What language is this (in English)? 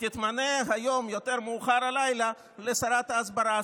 Hebrew